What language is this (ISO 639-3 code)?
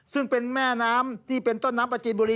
tha